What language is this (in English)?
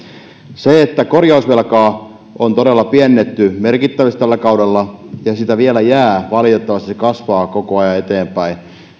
Finnish